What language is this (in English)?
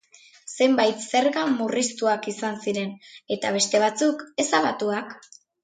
Basque